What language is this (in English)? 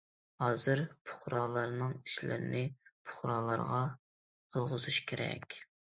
Uyghur